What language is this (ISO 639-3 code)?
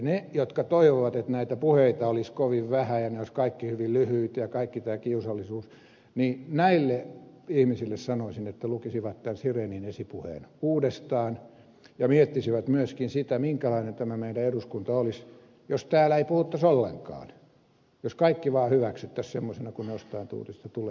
fin